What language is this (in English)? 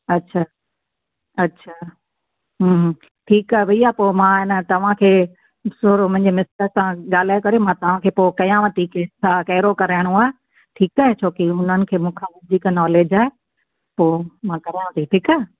Sindhi